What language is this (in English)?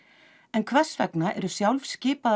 Icelandic